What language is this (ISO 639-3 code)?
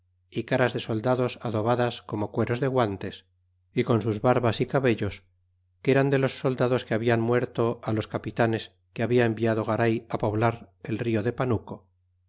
spa